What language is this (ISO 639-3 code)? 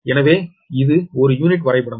tam